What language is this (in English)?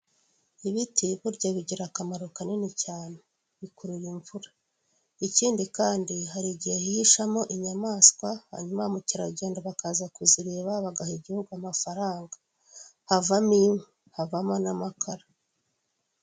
Kinyarwanda